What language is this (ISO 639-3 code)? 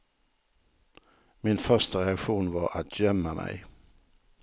swe